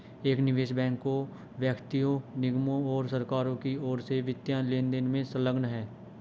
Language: Hindi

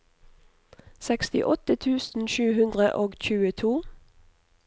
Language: Norwegian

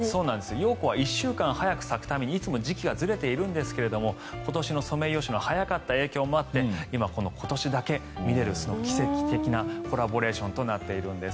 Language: Japanese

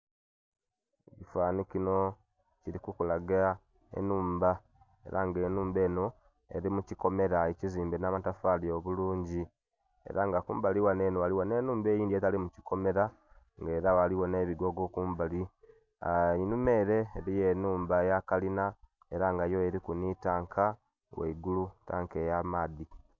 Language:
Soga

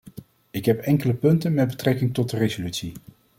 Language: Dutch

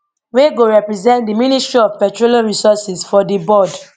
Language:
Nigerian Pidgin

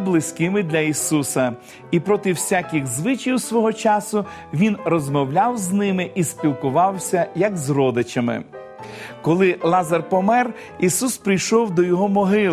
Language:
Ukrainian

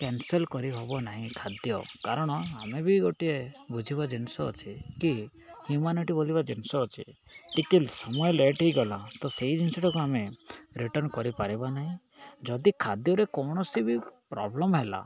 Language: Odia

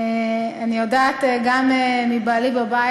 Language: Hebrew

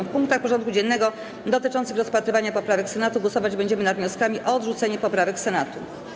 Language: Polish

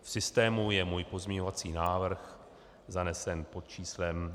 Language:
Czech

